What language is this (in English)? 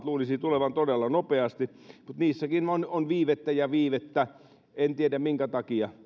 Finnish